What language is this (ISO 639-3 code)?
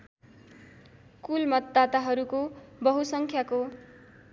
nep